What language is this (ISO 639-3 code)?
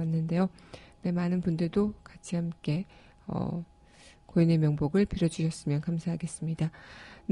kor